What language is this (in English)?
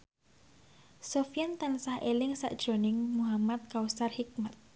Javanese